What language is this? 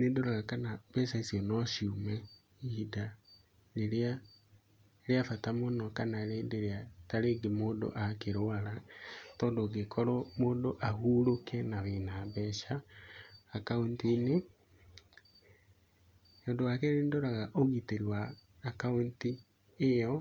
Kikuyu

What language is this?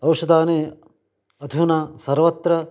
Sanskrit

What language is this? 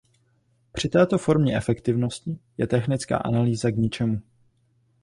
Czech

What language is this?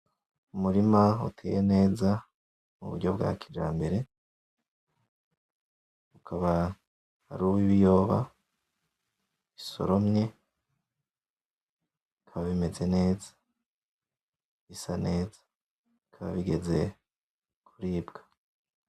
Rundi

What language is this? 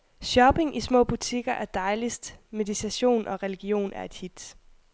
Danish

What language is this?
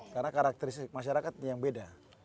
Indonesian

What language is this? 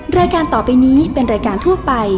Thai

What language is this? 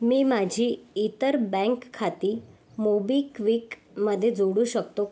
Marathi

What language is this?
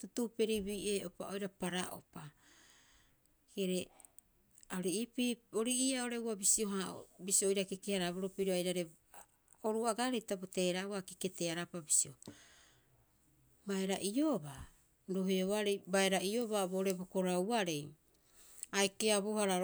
Rapoisi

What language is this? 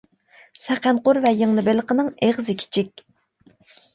Uyghur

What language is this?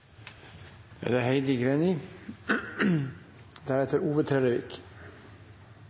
Norwegian Nynorsk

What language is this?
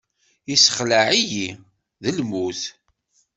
Kabyle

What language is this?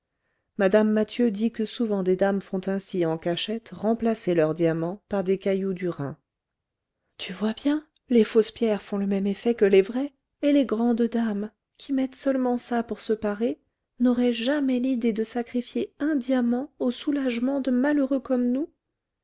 French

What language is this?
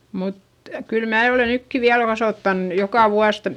Finnish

